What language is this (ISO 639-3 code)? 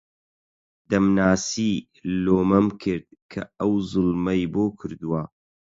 ckb